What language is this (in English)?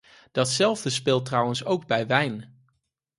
Dutch